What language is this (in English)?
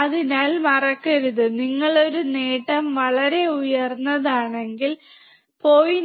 Malayalam